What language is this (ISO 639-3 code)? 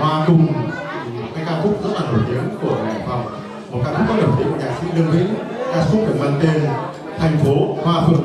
vie